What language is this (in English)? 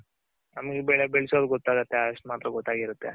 Kannada